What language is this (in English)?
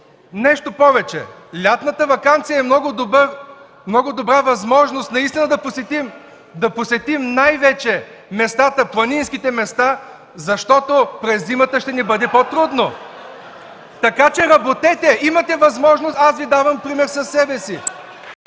Bulgarian